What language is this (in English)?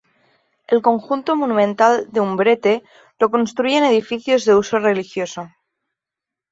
Spanish